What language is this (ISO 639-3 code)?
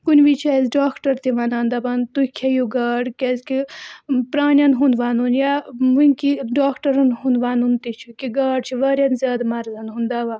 kas